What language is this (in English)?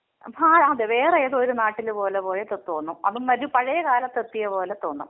Malayalam